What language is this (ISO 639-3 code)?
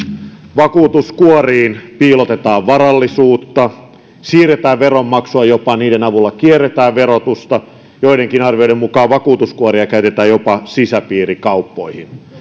fin